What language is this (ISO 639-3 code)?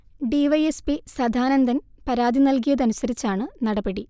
mal